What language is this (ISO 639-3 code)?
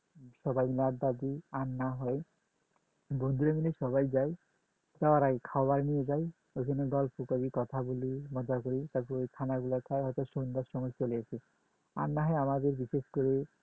ben